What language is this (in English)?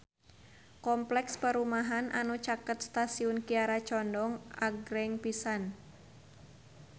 Sundanese